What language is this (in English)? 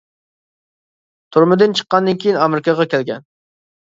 Uyghur